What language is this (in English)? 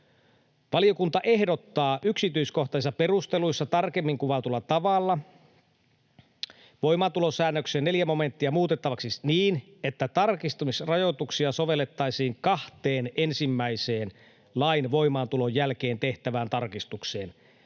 Finnish